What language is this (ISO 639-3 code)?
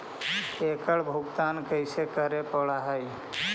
mag